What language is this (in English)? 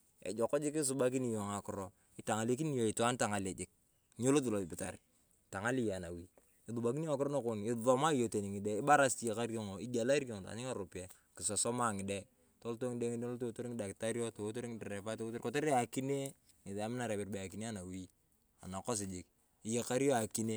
Turkana